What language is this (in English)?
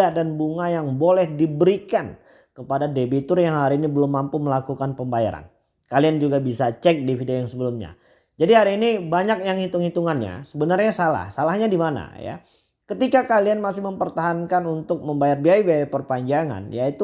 Indonesian